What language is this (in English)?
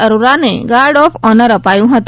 Gujarati